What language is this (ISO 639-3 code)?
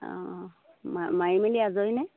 asm